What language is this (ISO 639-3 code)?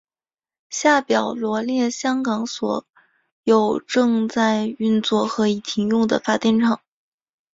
zho